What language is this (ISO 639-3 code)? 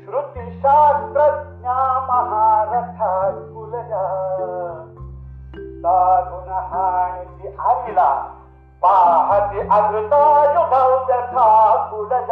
mar